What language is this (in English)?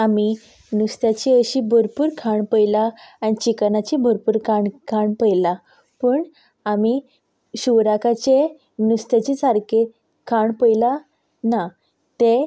Konkani